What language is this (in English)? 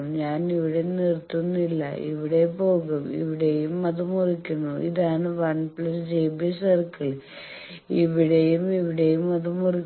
Malayalam